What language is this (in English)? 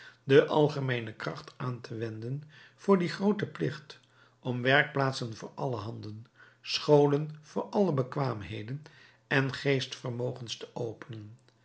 Dutch